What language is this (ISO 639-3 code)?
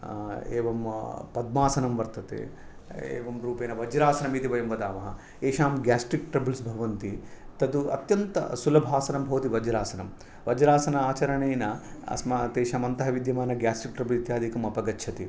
san